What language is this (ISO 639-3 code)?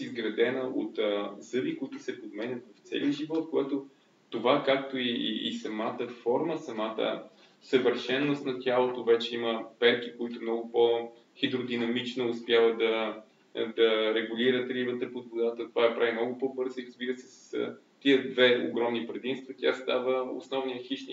bul